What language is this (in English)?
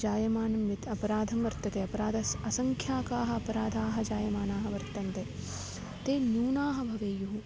Sanskrit